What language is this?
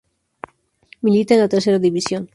Spanish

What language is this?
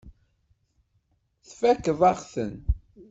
Kabyle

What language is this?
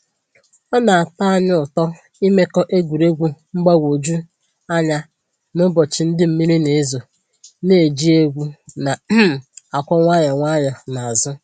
Igbo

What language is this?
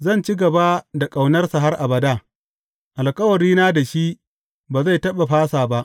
Hausa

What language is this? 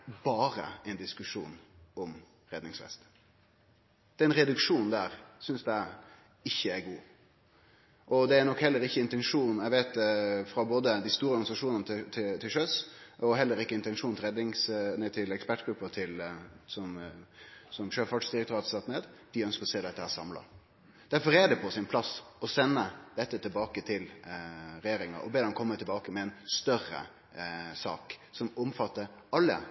Norwegian Nynorsk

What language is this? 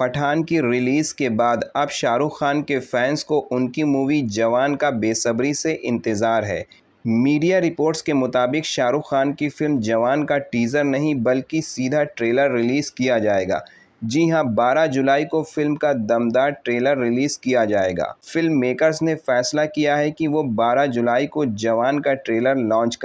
Hindi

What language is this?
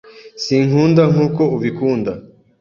Kinyarwanda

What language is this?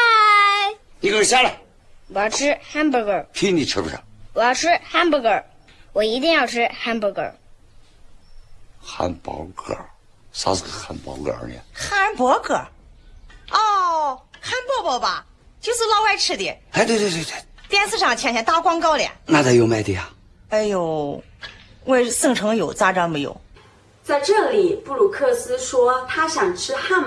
Chinese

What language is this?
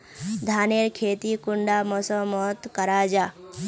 Magahi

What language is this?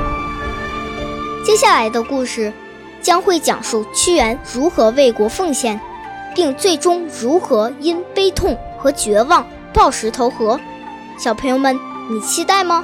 Chinese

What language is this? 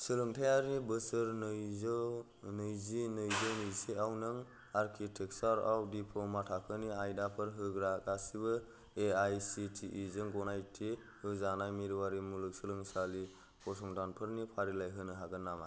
Bodo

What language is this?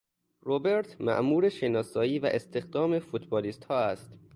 Persian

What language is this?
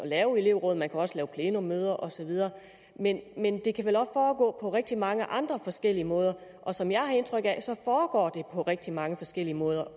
Danish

